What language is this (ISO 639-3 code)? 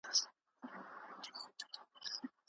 pus